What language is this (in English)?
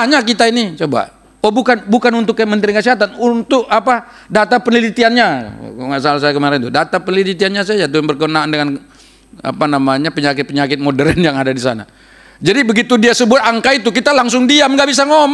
Indonesian